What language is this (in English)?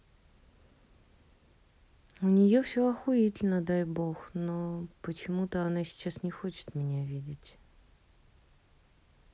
Russian